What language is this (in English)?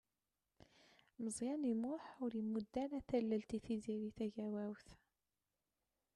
Kabyle